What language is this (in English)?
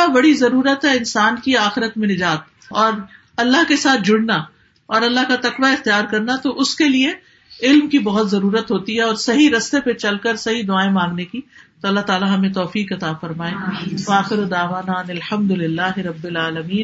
Urdu